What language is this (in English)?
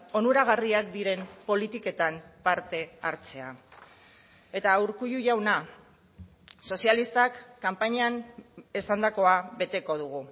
Basque